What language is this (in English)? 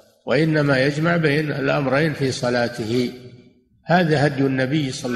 Arabic